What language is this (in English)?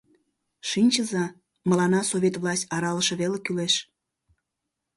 Mari